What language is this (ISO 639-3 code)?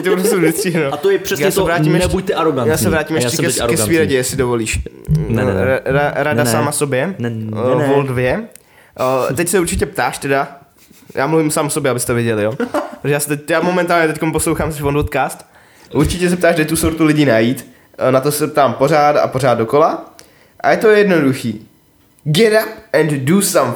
ces